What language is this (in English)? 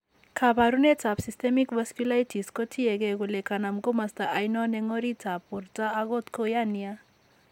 Kalenjin